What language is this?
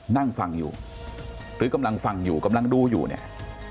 Thai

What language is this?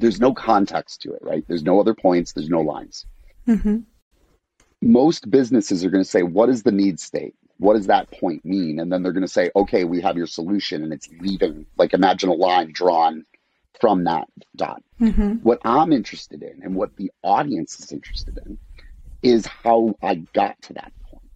English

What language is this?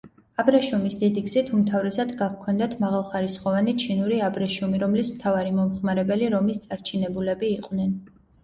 Georgian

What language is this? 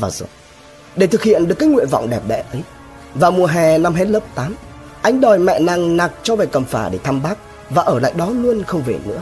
Vietnamese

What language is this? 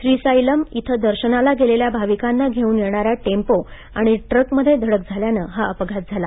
Marathi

